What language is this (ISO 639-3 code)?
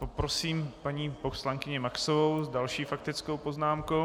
ces